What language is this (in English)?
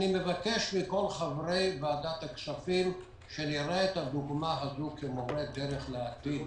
Hebrew